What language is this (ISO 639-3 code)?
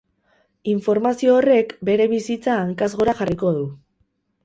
eus